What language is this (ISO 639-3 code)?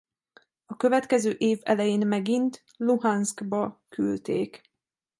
hun